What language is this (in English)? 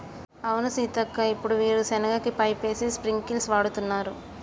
Telugu